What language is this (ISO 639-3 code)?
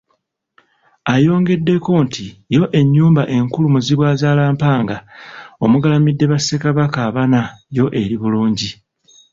lug